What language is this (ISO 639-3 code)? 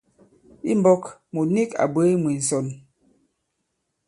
abb